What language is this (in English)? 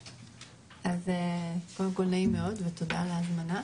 Hebrew